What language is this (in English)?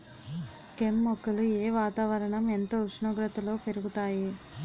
Telugu